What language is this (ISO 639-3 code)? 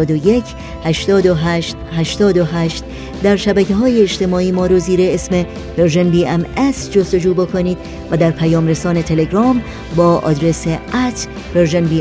fas